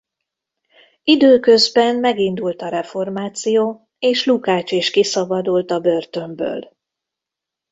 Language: Hungarian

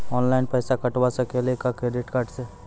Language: Maithili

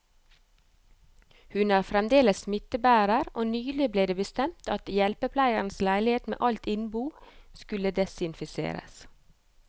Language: Norwegian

